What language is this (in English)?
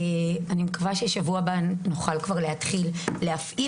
Hebrew